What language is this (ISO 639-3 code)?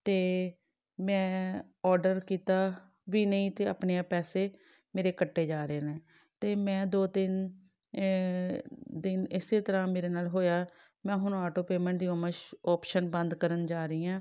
pan